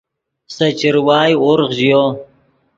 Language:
Yidgha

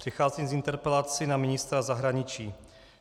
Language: Czech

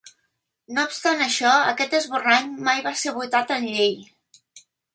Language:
Catalan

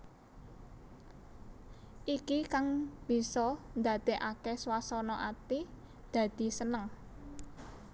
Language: Javanese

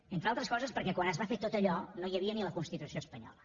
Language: Catalan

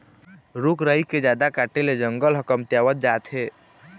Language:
Chhattisgarhi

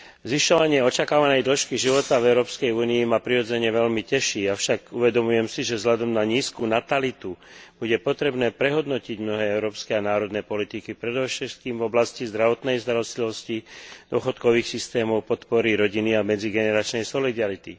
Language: Slovak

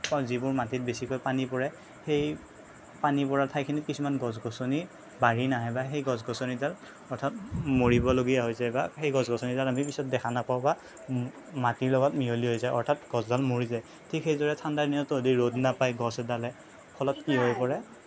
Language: Assamese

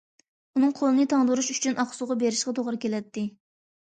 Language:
Uyghur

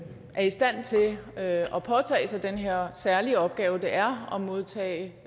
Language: Danish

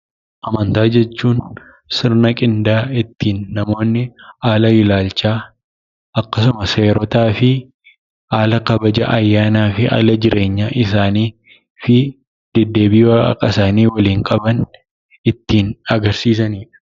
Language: Oromo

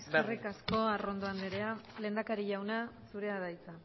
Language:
Basque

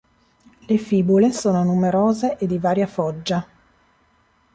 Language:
Italian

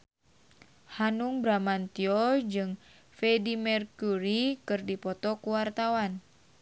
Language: Sundanese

